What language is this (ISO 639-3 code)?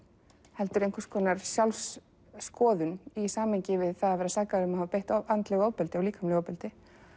isl